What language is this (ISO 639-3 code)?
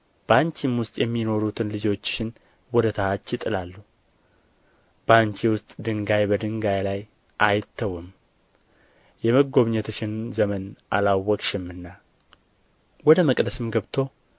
amh